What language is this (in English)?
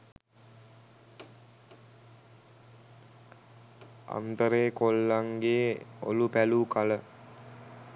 Sinhala